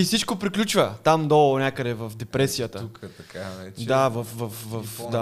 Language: Bulgarian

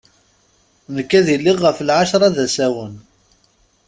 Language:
Kabyle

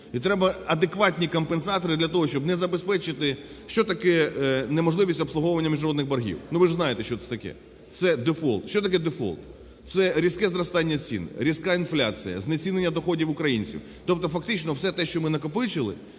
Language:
Ukrainian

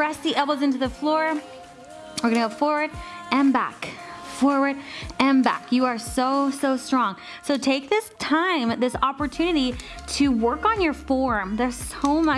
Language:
English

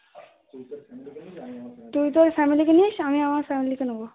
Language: Bangla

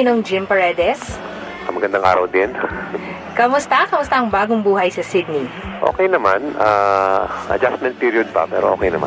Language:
Filipino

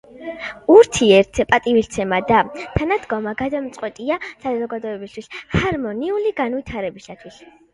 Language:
Georgian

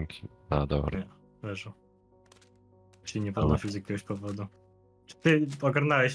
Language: Polish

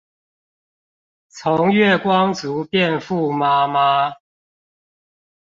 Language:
Chinese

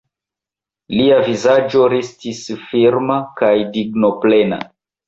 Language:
Esperanto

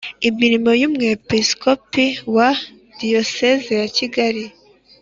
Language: Kinyarwanda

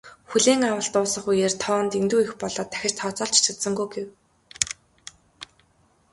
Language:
Mongolian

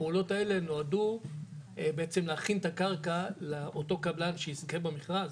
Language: Hebrew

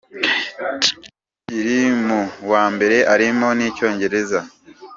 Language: Kinyarwanda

